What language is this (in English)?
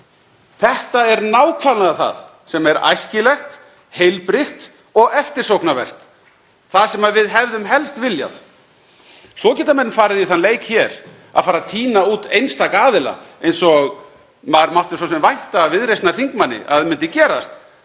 Icelandic